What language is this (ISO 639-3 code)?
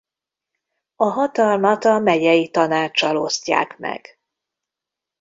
hun